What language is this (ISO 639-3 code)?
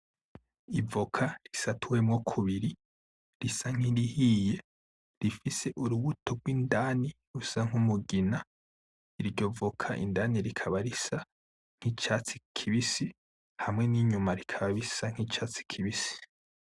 run